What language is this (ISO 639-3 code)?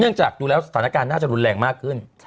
tha